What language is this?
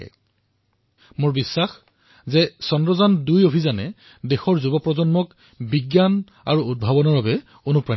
Assamese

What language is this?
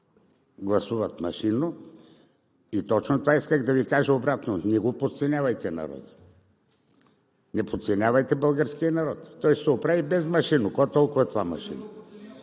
Bulgarian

